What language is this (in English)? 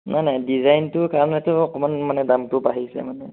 Assamese